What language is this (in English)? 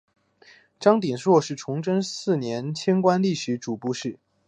Chinese